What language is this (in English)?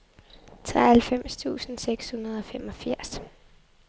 Danish